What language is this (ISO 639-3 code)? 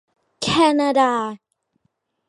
tha